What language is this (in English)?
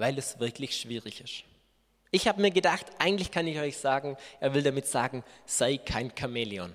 German